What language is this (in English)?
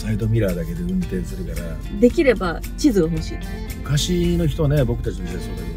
Japanese